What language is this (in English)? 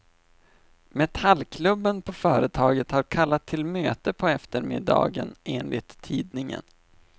Swedish